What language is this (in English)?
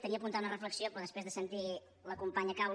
Catalan